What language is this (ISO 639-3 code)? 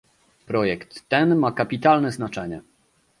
pol